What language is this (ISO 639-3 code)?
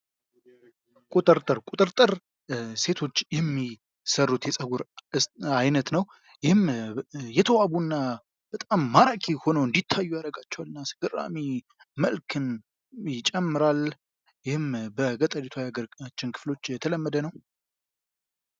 amh